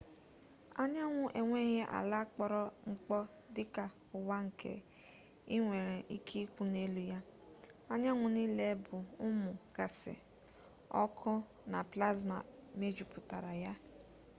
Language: Igbo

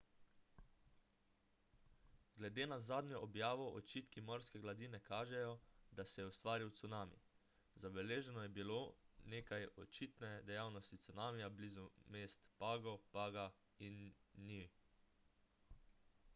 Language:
Slovenian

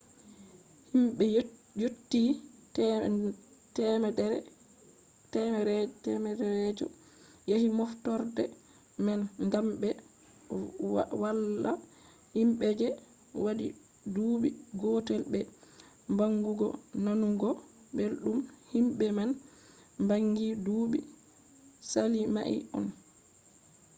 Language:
Fula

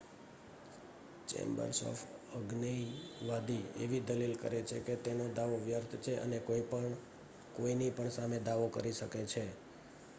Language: Gujarati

